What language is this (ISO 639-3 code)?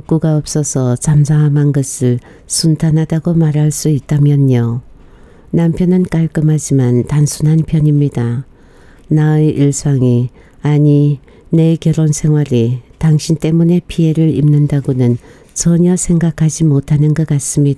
kor